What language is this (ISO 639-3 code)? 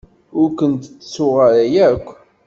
kab